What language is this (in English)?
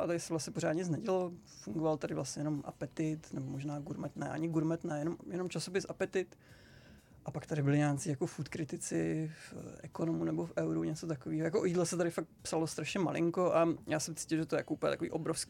Czech